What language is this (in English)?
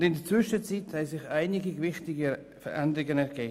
Swiss German